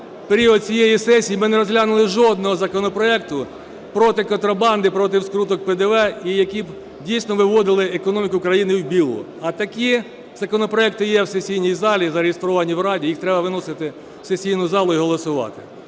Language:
Ukrainian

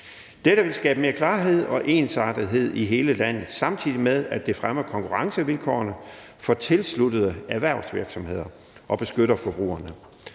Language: Danish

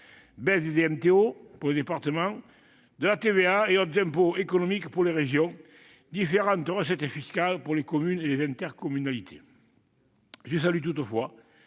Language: French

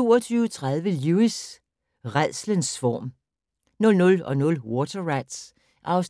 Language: Danish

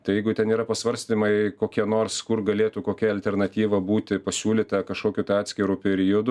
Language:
Lithuanian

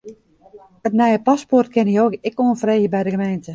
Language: Western Frisian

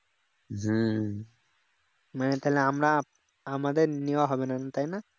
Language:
Bangla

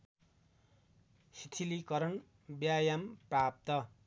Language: Nepali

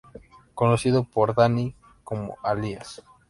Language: Spanish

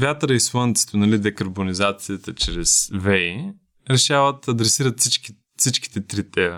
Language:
Bulgarian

